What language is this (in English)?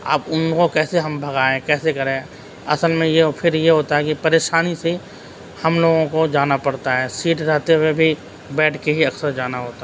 Urdu